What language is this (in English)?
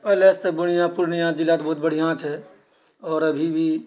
Maithili